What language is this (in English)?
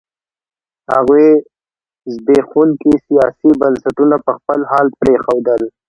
Pashto